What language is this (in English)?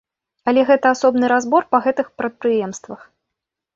Belarusian